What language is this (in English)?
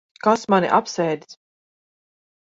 Latvian